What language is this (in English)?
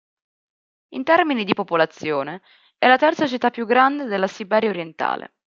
Italian